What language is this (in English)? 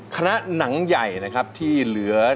Thai